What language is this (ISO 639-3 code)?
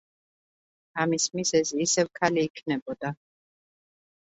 kat